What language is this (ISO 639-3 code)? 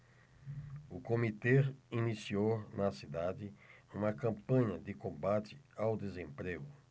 por